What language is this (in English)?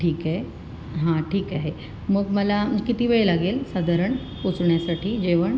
Marathi